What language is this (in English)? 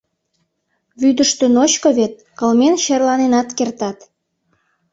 Mari